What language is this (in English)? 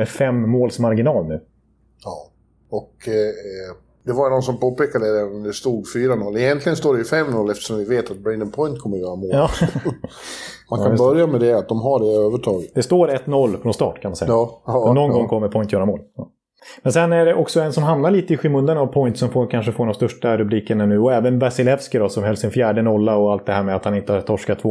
Swedish